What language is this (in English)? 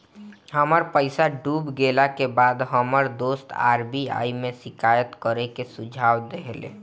Bhojpuri